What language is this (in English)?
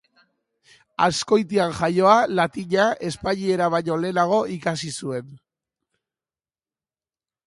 Basque